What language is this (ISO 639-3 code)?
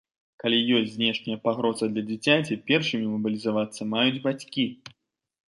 bel